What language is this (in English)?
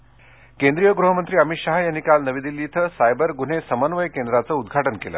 Marathi